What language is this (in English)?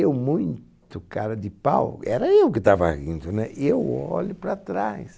Portuguese